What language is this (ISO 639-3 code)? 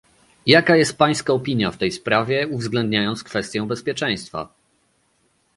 pol